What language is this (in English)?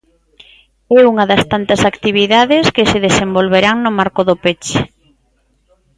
Galician